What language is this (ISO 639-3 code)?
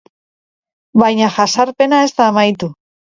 eus